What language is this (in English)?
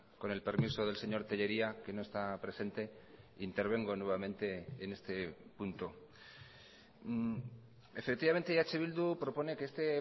Spanish